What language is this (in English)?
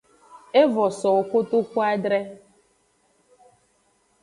Aja (Benin)